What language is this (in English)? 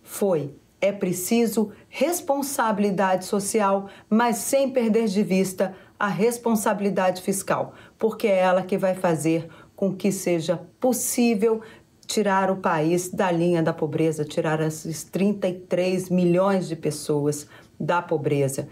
Portuguese